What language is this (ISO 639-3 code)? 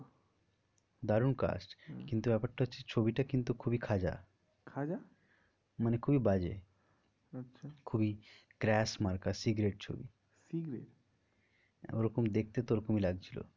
ben